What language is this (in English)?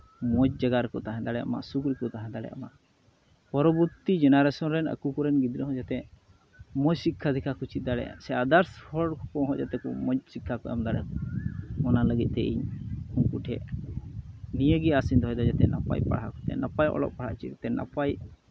Santali